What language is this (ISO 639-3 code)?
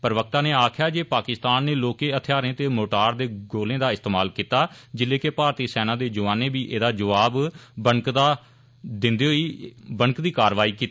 doi